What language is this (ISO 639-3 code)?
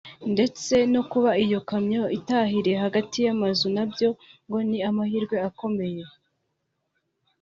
kin